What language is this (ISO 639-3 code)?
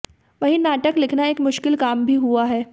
hin